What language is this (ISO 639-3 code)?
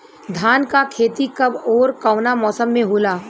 bho